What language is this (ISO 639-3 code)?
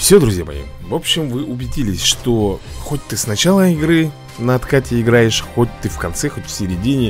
rus